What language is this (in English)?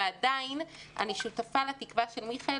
Hebrew